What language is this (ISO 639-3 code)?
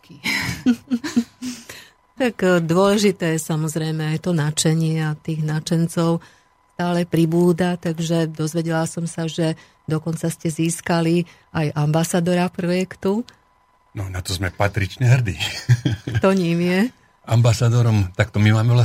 slk